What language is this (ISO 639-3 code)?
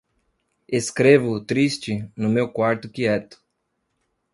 por